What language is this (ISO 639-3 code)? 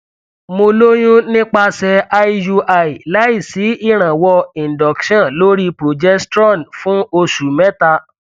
yor